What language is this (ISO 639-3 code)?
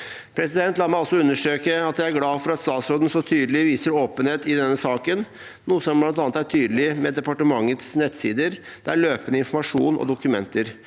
nor